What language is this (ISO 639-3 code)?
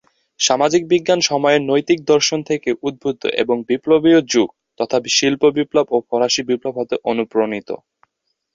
ben